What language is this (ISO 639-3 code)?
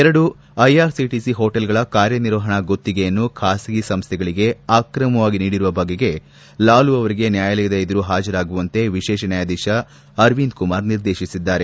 kan